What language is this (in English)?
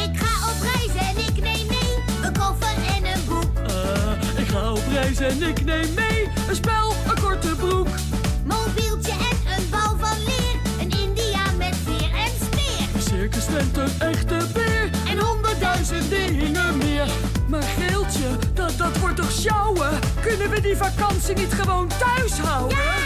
Dutch